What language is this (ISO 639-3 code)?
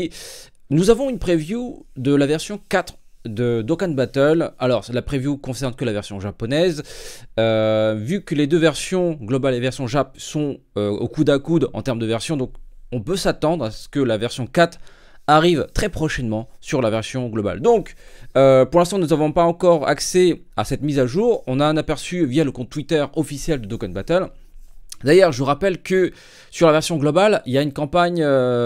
fra